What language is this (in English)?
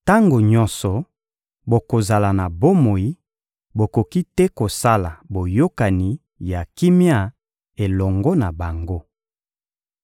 Lingala